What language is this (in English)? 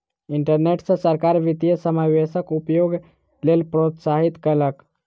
Maithili